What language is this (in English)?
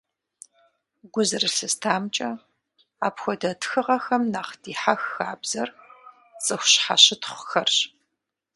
Kabardian